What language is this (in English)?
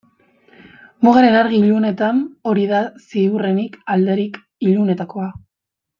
Basque